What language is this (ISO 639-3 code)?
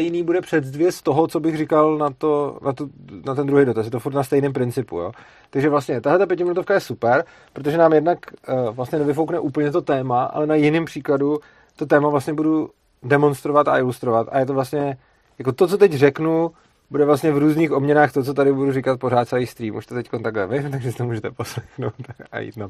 ces